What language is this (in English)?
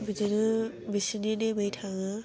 Bodo